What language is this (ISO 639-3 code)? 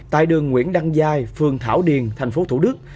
vie